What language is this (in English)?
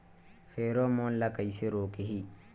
Chhattisgarhi